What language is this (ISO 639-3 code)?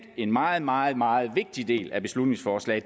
dan